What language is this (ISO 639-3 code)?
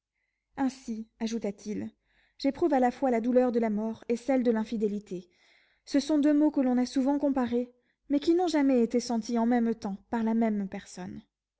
fra